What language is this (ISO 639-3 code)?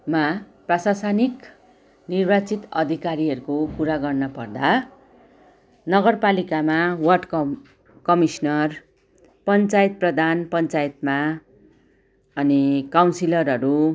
nep